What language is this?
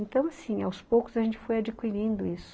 Portuguese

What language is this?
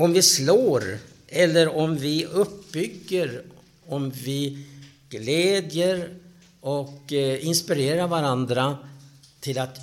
Swedish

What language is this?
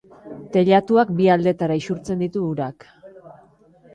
Basque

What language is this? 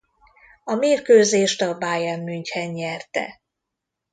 Hungarian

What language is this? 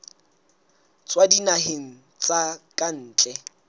Southern Sotho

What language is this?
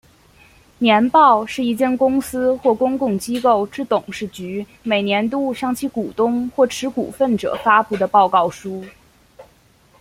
Chinese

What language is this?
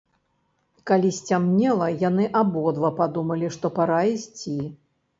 Belarusian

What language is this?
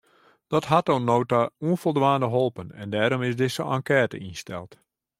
Western Frisian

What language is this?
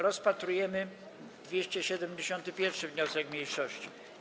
Polish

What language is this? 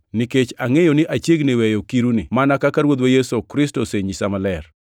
Luo (Kenya and Tanzania)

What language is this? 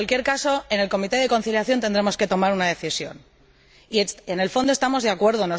Spanish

